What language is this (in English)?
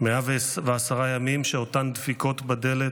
Hebrew